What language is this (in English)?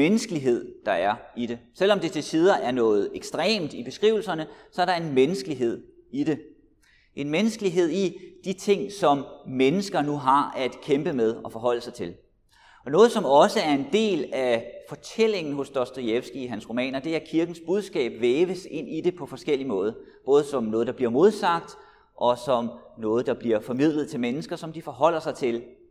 Danish